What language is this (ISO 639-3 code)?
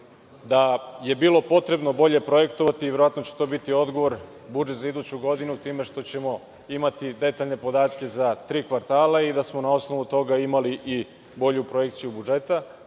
srp